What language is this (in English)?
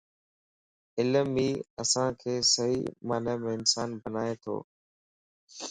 Lasi